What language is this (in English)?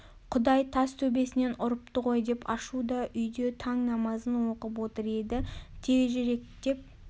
Kazakh